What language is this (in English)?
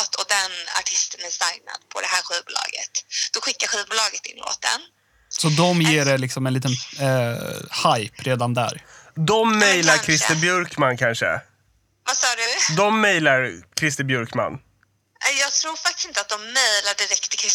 Swedish